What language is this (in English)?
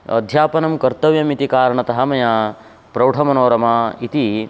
Sanskrit